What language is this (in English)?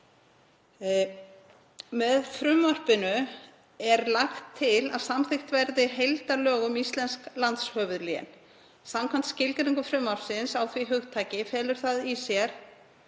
Icelandic